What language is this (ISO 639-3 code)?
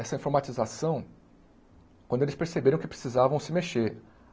por